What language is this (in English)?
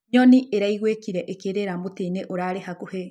Kikuyu